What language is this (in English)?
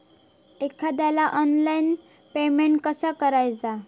Marathi